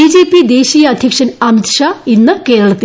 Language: Malayalam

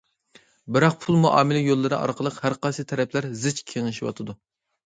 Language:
Uyghur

